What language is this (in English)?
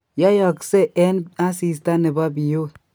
Kalenjin